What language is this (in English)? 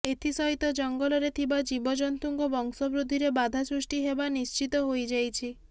Odia